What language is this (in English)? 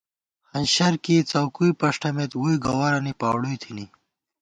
Gawar-Bati